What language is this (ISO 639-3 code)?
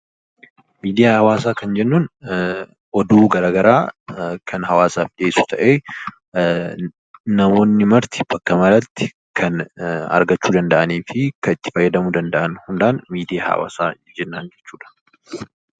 orm